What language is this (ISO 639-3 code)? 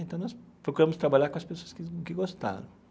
por